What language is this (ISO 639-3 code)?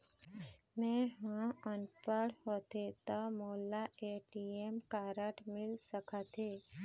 hne